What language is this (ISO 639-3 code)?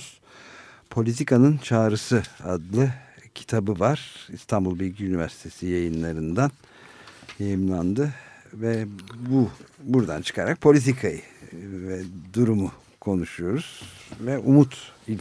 tur